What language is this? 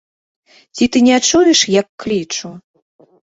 Belarusian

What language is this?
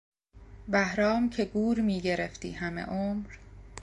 Persian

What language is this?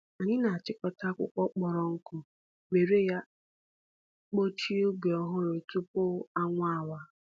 Igbo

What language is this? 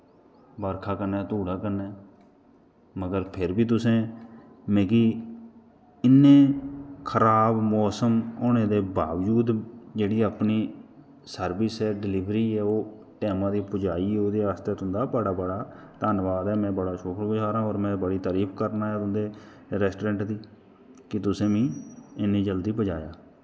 Dogri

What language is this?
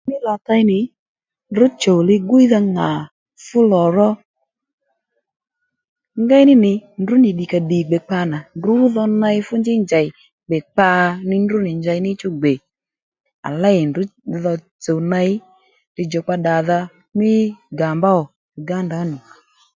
Lendu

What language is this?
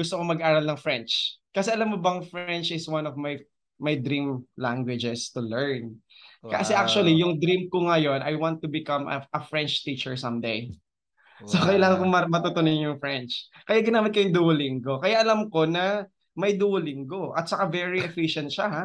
Filipino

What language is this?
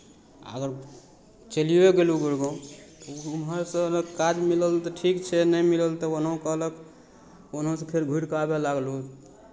Maithili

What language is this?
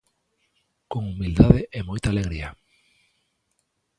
Galician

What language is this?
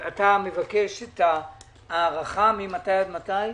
Hebrew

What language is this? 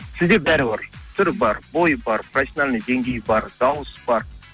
Kazakh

